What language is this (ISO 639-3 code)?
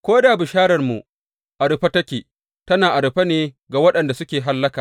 hau